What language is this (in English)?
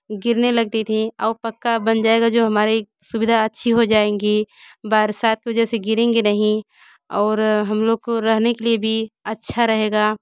Hindi